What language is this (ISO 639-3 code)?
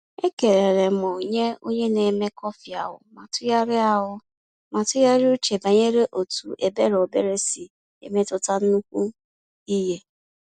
ibo